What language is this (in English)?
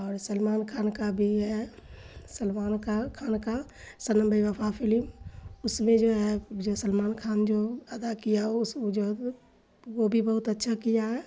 Urdu